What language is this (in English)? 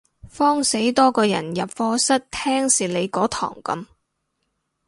Cantonese